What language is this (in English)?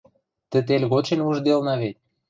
Western Mari